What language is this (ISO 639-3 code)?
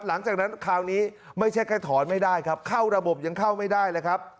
tha